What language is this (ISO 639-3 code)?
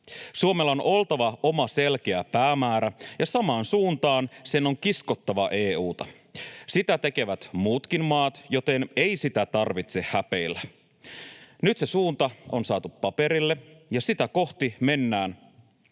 fin